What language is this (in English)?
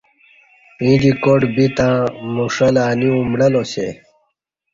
Kati